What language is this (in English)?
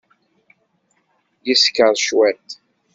Kabyle